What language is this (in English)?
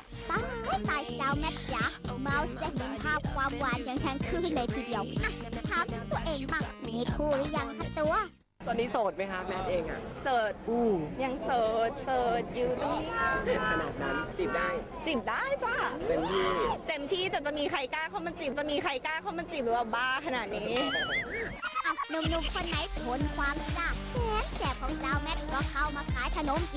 Thai